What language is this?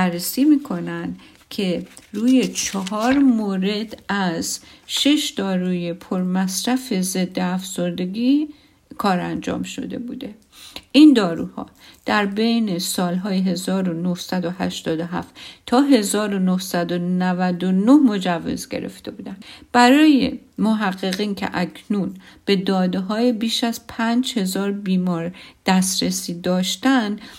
Persian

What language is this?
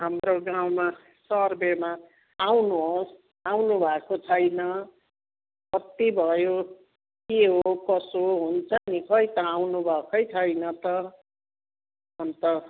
Nepali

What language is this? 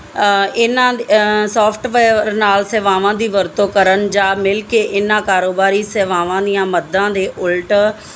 Punjabi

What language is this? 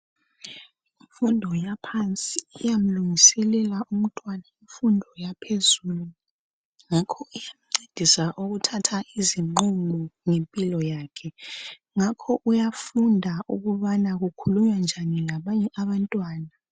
North Ndebele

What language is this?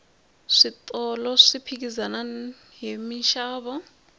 Tsonga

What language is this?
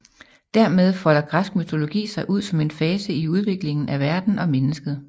Danish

